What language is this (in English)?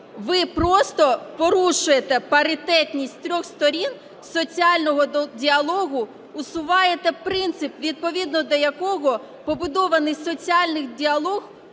Ukrainian